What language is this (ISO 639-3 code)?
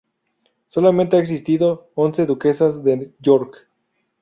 spa